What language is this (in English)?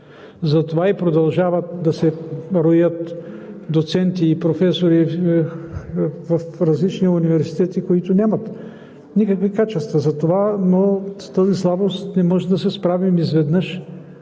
Bulgarian